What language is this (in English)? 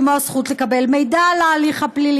Hebrew